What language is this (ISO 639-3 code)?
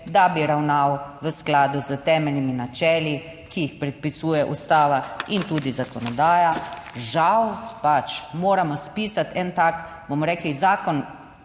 slv